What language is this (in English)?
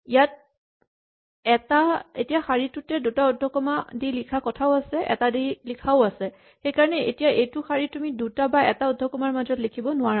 Assamese